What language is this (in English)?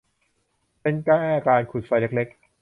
Thai